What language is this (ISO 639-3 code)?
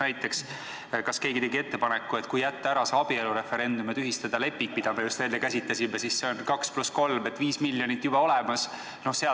est